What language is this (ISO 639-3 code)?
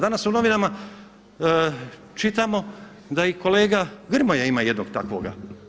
hrv